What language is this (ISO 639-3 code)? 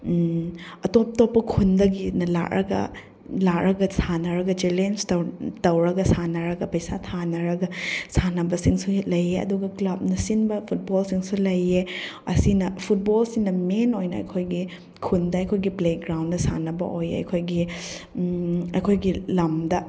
mni